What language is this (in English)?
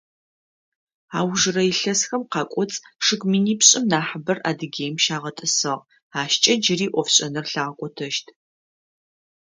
Adyghe